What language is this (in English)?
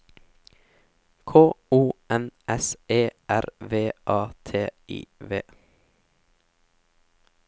Norwegian